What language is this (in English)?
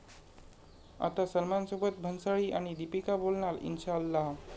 Marathi